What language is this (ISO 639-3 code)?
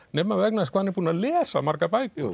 isl